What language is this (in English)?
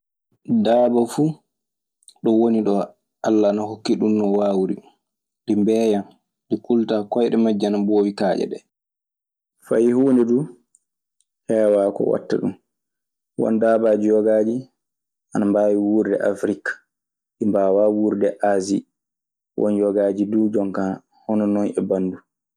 Maasina Fulfulde